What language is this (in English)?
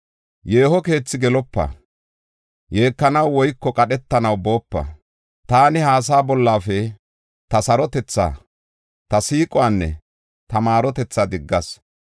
Gofa